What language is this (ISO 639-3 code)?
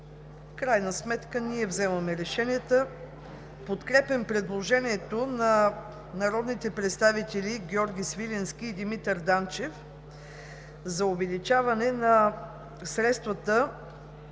bul